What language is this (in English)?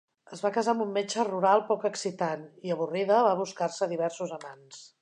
Catalan